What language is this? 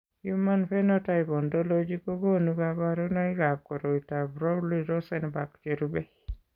Kalenjin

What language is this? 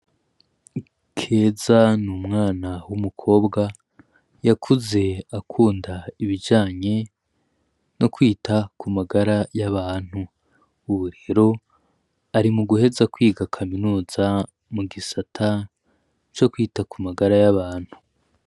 Rundi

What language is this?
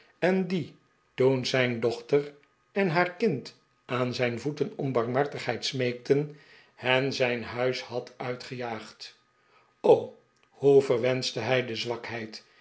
Dutch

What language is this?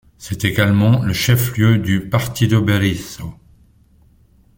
French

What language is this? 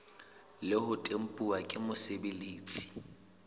Southern Sotho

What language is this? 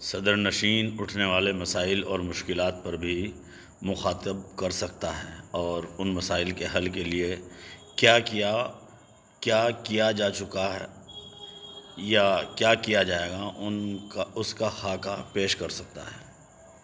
Urdu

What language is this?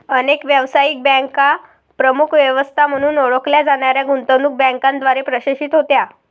Marathi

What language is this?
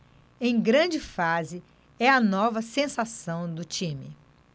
Portuguese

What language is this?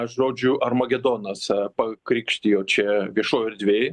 Lithuanian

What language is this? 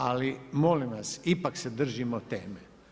Croatian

